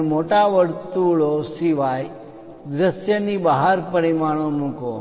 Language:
Gujarati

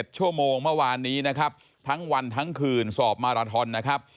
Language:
Thai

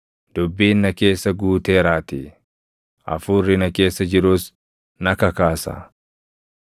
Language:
Oromo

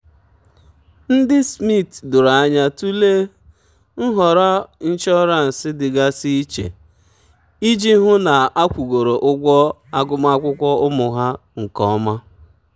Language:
Igbo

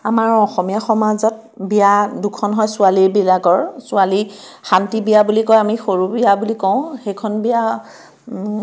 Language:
Assamese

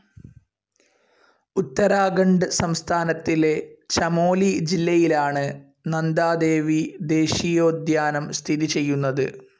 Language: Malayalam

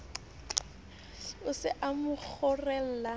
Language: Southern Sotho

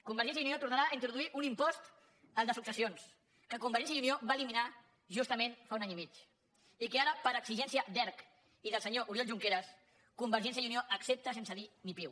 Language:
Catalan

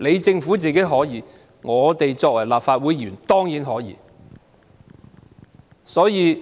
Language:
Cantonese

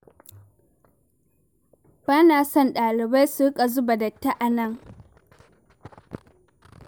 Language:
Hausa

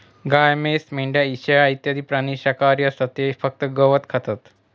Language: Marathi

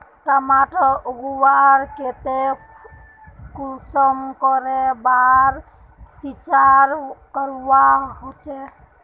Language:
Magahi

